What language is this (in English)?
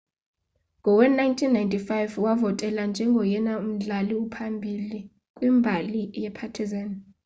Xhosa